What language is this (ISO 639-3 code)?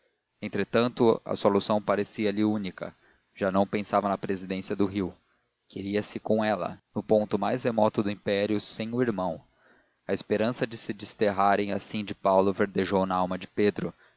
por